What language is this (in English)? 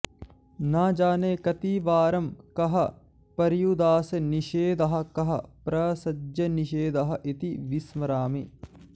Sanskrit